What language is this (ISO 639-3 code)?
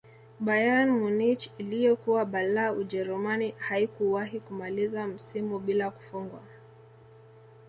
swa